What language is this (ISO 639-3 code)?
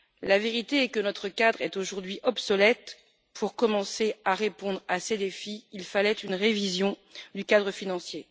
fra